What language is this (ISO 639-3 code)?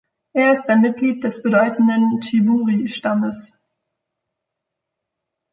deu